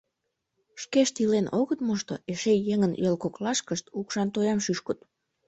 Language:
Mari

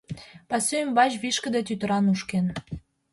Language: Mari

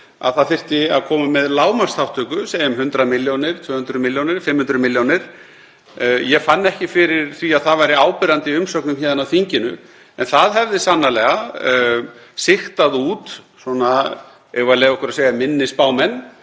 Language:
Icelandic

